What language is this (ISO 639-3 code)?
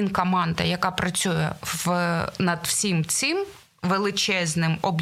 ukr